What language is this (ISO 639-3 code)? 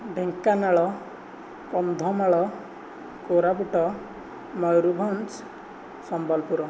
ori